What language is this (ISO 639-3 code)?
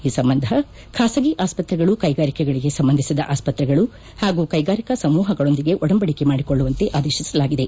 kan